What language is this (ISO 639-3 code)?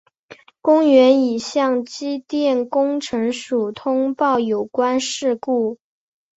zho